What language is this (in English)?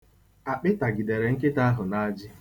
Igbo